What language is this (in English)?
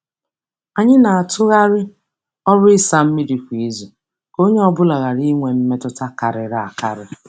Igbo